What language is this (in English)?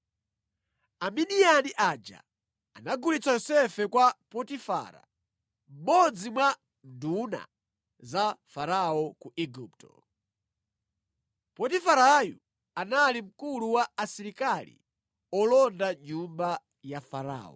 Nyanja